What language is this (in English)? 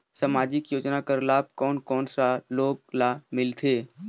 Chhattisgarhi